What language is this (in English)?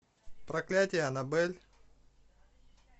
Russian